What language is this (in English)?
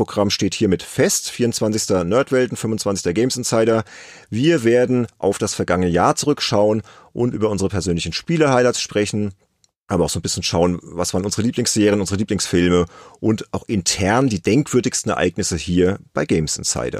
German